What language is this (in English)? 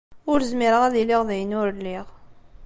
Kabyle